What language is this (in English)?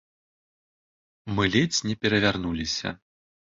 Belarusian